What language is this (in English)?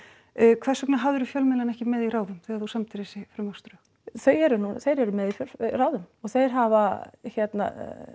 Icelandic